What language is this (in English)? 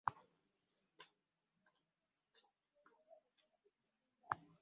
Ganda